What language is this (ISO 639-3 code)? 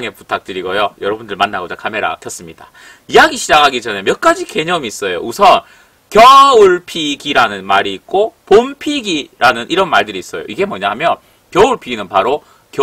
kor